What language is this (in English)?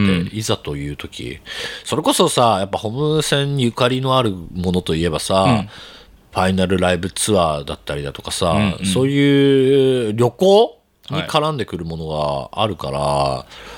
Japanese